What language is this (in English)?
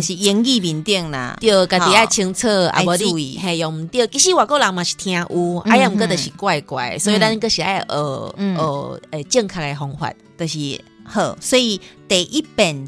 Chinese